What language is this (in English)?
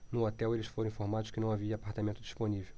Portuguese